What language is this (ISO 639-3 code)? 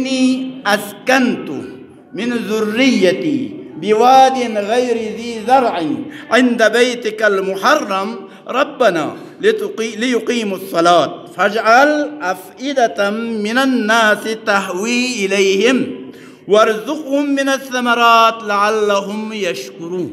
ara